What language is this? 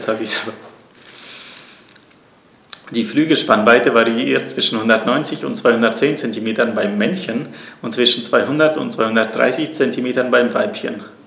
German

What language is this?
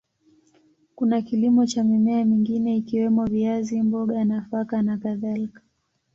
Swahili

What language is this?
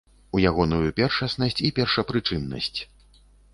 Belarusian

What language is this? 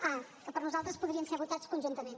Catalan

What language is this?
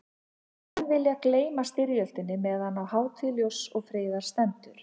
Icelandic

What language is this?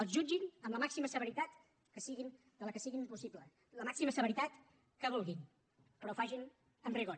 Catalan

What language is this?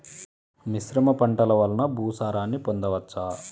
Telugu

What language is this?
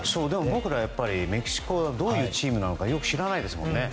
Japanese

